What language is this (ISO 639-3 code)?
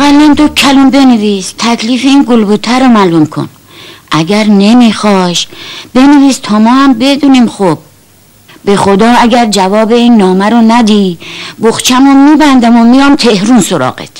fas